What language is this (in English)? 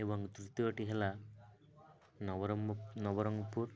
Odia